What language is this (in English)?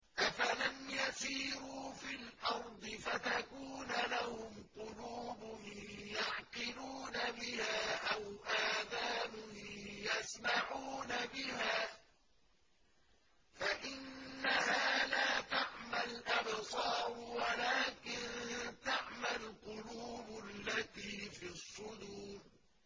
Arabic